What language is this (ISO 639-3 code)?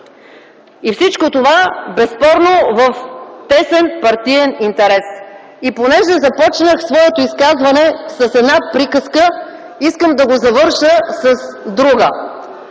bul